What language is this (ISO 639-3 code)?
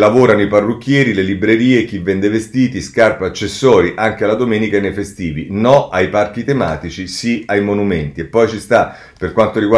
ita